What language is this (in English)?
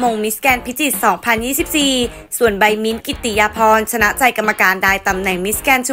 Thai